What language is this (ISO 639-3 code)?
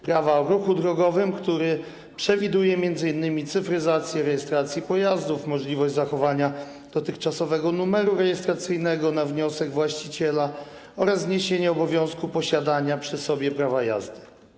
pol